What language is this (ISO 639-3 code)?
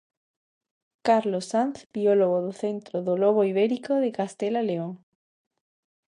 glg